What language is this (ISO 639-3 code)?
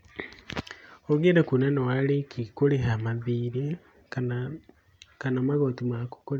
kik